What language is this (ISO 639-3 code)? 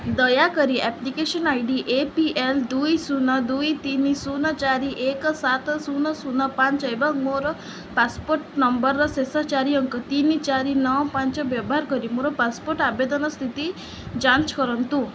ori